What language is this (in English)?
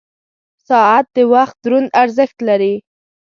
Pashto